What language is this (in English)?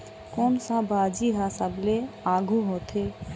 Chhattisgarhi